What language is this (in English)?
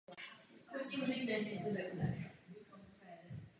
Czech